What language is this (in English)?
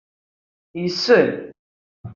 Kabyle